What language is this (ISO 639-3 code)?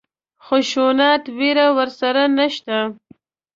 pus